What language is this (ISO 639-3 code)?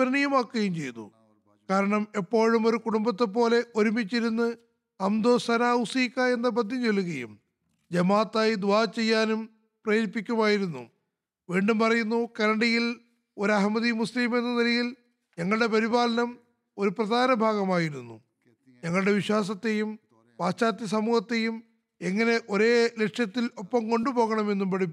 mal